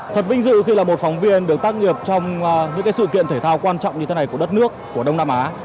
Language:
Vietnamese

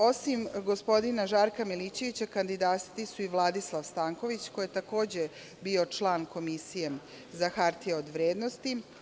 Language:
Serbian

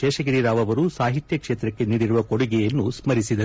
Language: Kannada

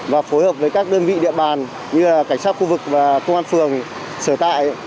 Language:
Vietnamese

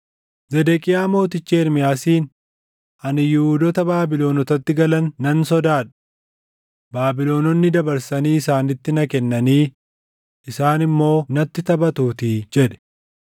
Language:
Oromo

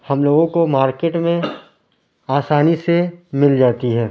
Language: Urdu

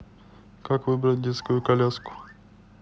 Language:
Russian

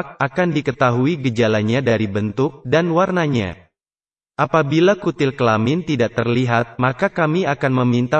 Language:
Indonesian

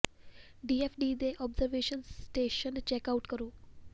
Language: Punjabi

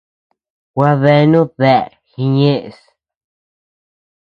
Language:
Tepeuxila Cuicatec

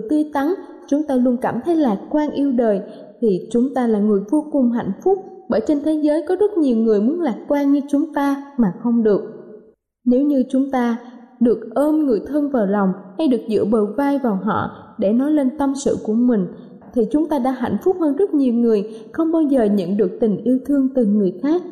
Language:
Vietnamese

